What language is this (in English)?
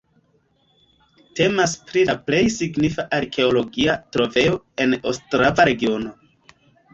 Esperanto